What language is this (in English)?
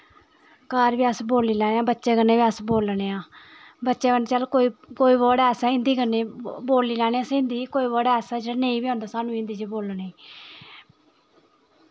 Dogri